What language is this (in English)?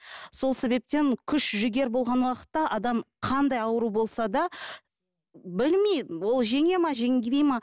Kazakh